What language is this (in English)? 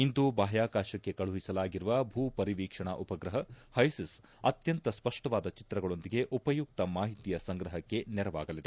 Kannada